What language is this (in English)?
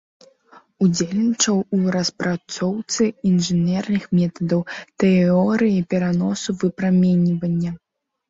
Belarusian